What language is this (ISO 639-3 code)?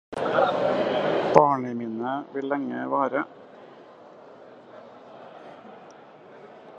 nob